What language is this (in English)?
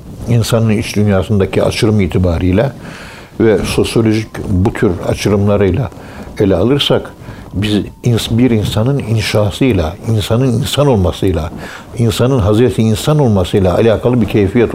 Turkish